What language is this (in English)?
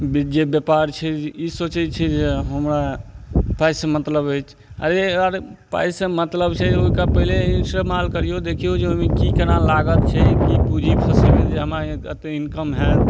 Maithili